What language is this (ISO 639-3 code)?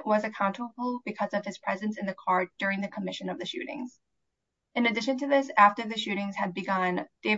eng